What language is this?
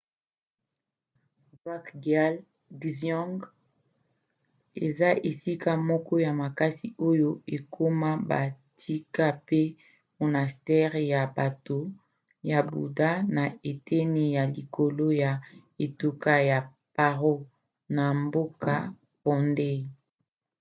Lingala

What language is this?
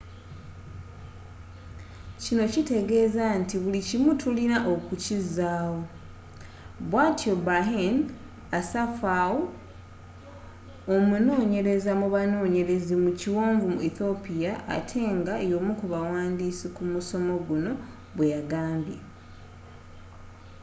Ganda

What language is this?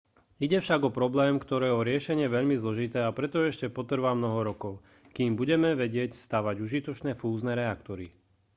Slovak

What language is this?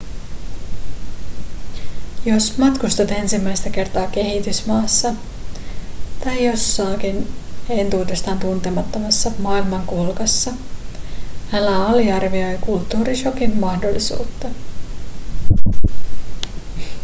Finnish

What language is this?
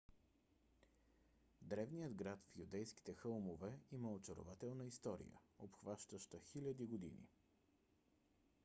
Bulgarian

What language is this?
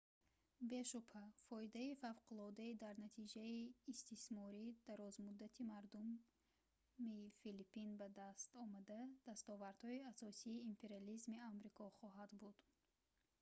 Tajik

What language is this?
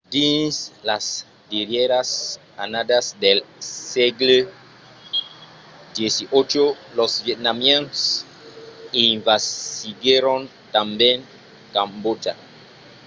Occitan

